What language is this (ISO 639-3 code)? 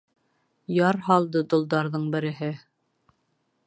bak